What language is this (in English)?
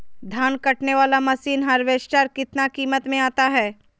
Magahi